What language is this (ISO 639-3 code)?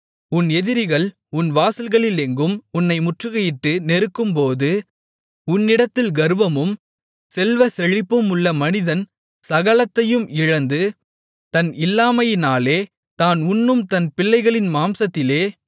tam